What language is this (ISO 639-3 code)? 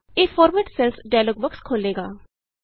pan